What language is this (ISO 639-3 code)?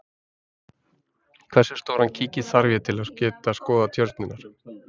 isl